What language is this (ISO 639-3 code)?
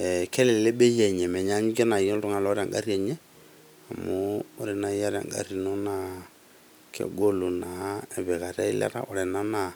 mas